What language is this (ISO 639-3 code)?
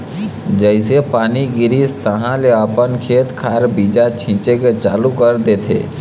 hne